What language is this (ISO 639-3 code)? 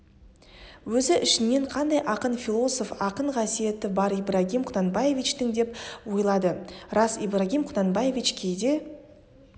kaz